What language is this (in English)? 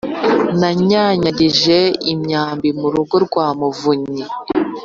Kinyarwanda